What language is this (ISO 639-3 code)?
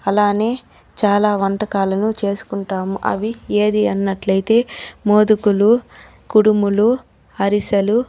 tel